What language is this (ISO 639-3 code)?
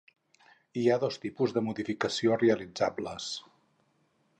cat